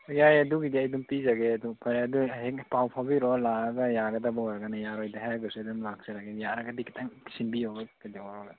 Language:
Manipuri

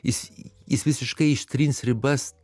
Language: Lithuanian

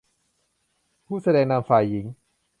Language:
Thai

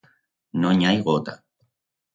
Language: Aragonese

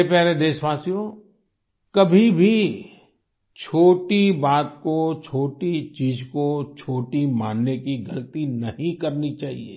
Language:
Hindi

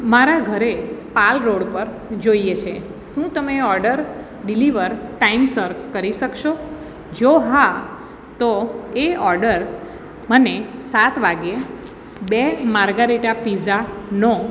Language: Gujarati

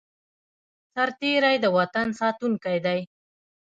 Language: Pashto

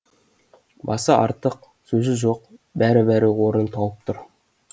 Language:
Kazakh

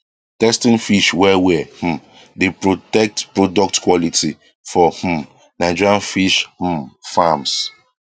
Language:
Nigerian Pidgin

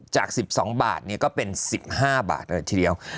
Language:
Thai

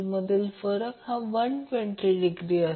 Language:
Marathi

